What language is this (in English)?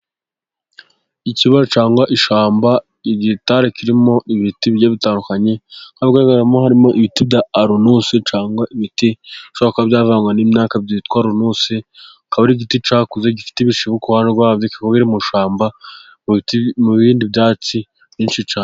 Kinyarwanda